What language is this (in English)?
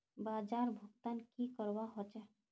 Magahi